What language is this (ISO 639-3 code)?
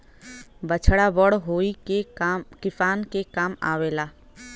bho